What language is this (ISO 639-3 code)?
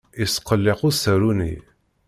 kab